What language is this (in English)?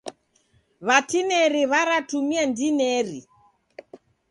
Taita